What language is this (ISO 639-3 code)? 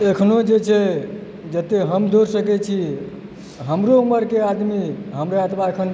mai